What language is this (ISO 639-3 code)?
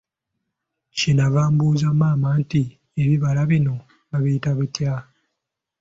lug